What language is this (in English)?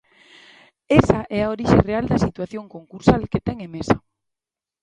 Galician